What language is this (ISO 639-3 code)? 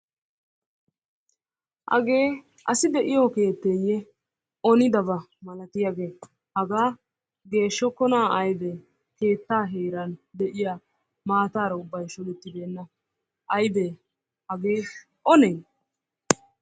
wal